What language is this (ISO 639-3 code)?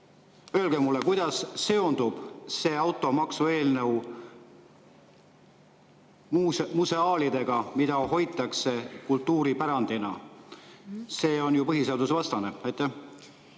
est